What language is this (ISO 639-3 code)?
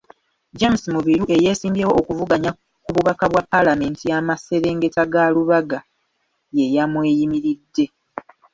lug